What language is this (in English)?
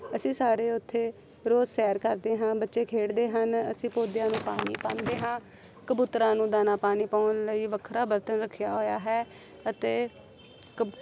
Punjabi